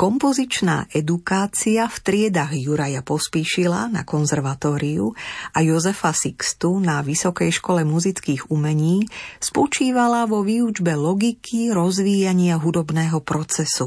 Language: Slovak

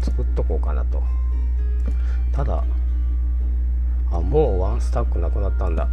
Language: Japanese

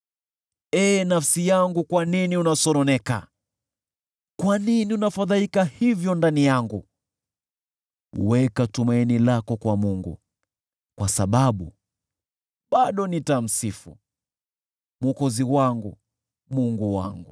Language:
Swahili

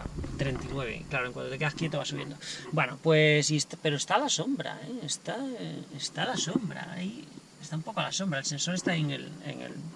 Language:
Spanish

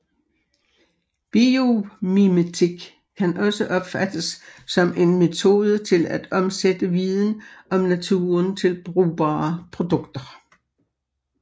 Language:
Danish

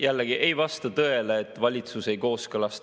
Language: Estonian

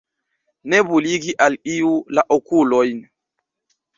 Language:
Esperanto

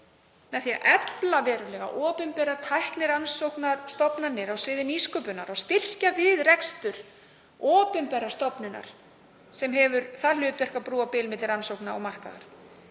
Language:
Icelandic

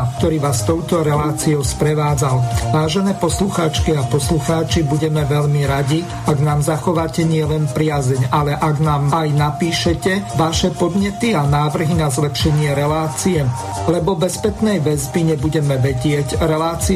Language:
Slovak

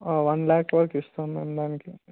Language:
Telugu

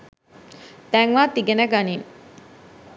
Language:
Sinhala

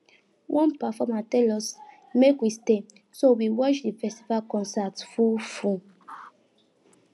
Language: Nigerian Pidgin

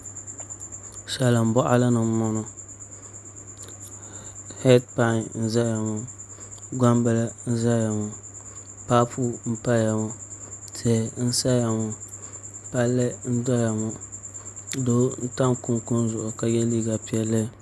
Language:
Dagbani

